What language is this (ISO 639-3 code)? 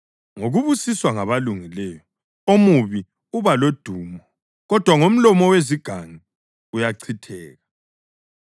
nde